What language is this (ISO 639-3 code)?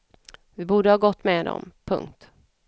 swe